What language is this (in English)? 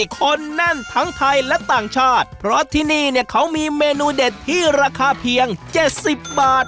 Thai